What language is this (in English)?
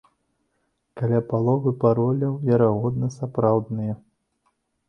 Belarusian